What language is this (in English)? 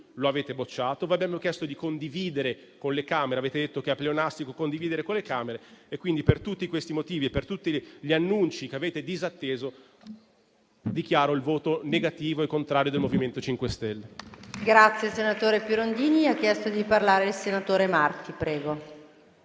Italian